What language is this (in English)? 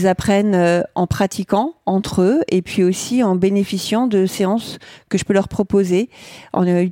French